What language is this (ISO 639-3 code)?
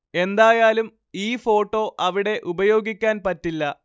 mal